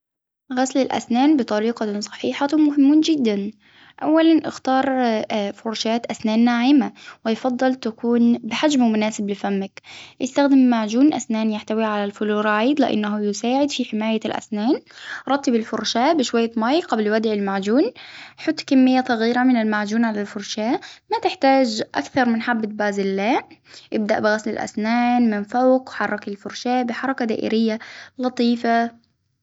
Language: Hijazi Arabic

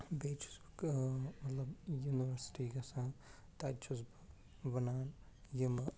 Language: Kashmiri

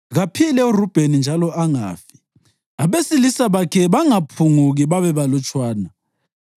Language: North Ndebele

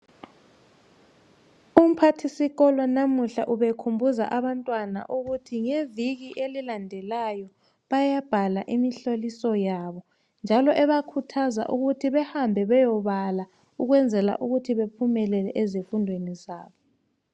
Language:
North Ndebele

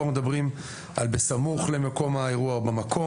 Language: Hebrew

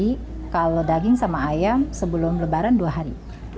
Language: Indonesian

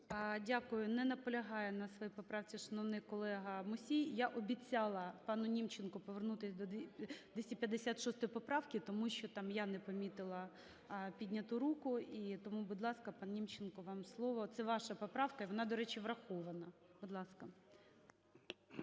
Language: Ukrainian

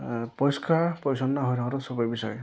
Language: Assamese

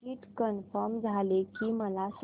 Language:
Marathi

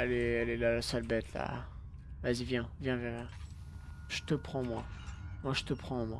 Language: French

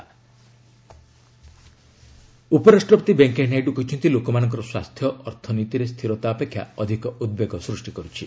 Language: Odia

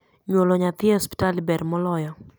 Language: Luo (Kenya and Tanzania)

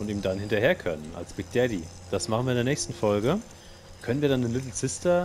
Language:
German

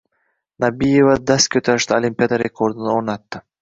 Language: Uzbek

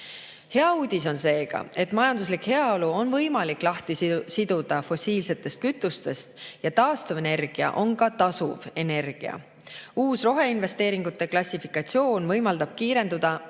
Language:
Estonian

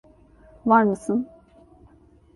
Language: Turkish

